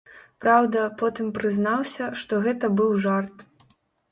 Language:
Belarusian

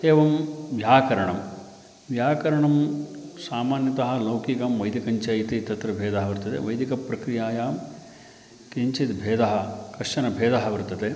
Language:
Sanskrit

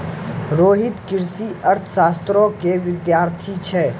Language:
Maithili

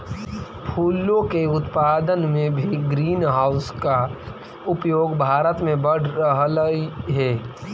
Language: Magahi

